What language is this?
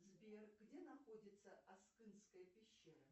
Russian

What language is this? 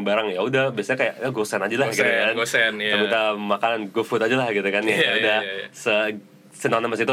Indonesian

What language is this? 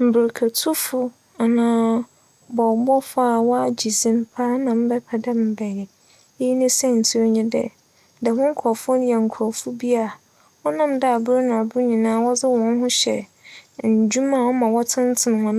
Akan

